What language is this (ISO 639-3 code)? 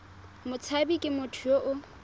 tsn